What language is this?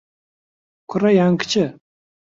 Central Kurdish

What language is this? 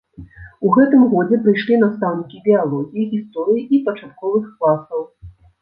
Belarusian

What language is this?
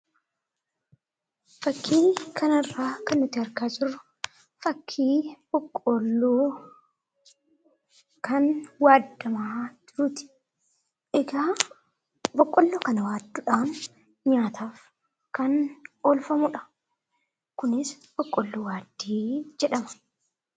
Oromo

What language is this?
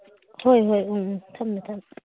Manipuri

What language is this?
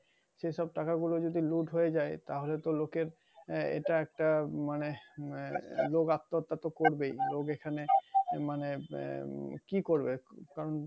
Bangla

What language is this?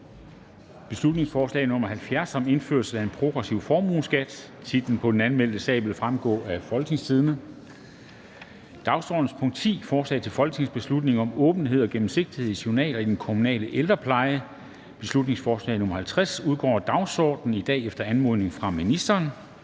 Danish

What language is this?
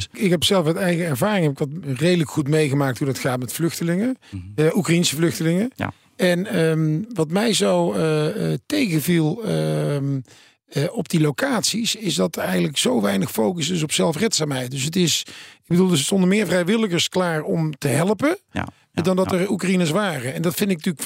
Dutch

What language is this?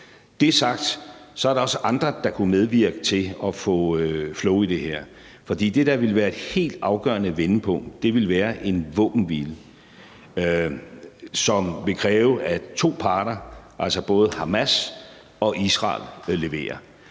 Danish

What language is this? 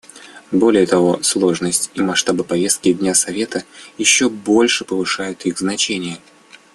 Russian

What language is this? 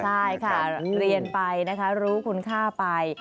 Thai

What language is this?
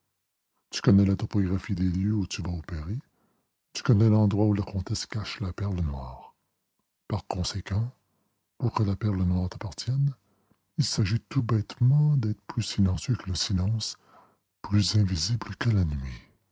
French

